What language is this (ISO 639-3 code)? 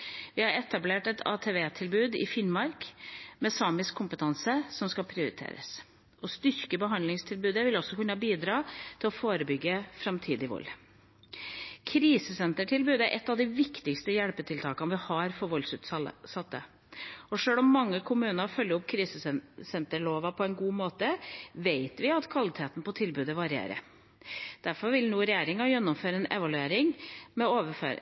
nob